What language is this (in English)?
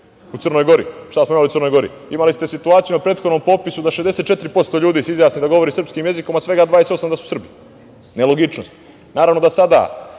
Serbian